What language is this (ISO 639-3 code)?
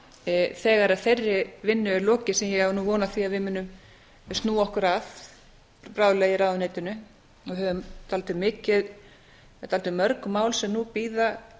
isl